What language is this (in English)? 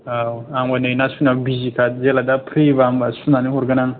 Bodo